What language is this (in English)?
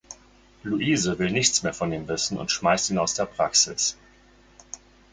German